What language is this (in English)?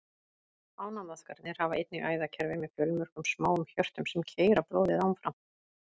Icelandic